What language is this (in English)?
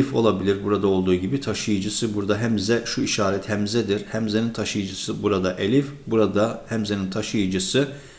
Turkish